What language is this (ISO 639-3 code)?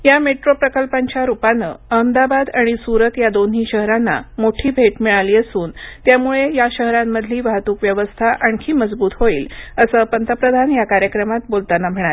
mar